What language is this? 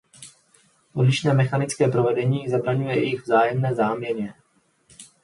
Czech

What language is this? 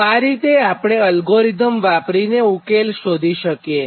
Gujarati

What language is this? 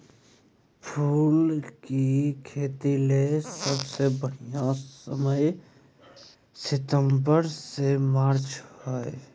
Magahi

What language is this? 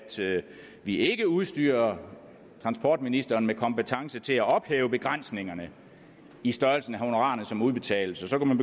Danish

